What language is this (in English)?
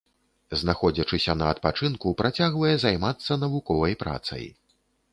Belarusian